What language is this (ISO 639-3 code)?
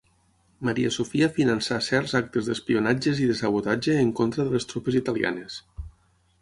cat